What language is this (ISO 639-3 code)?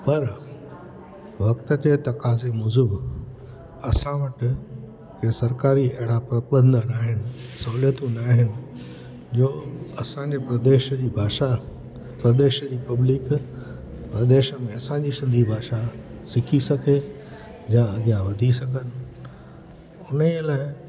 snd